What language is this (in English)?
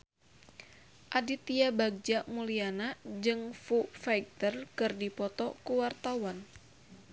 Sundanese